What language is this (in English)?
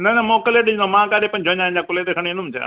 Sindhi